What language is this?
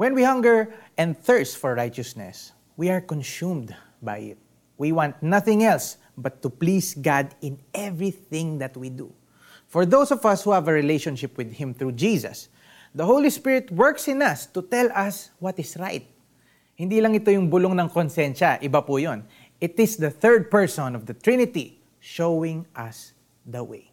Filipino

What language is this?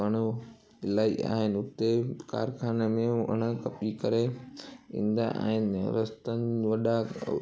Sindhi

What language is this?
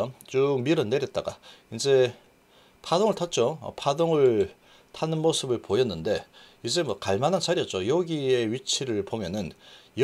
Korean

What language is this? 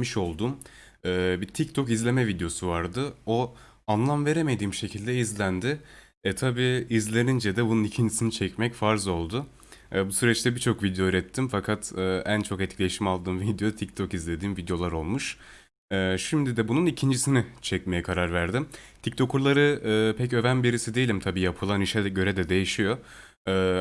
Turkish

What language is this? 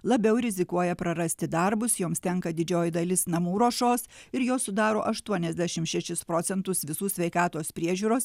Lithuanian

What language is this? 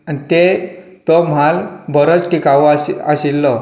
Konkani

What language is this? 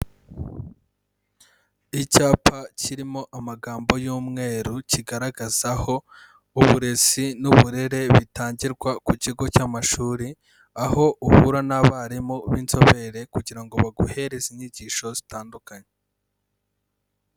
Kinyarwanda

